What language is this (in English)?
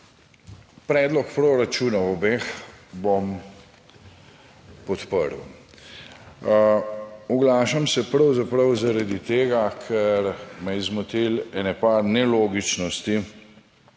Slovenian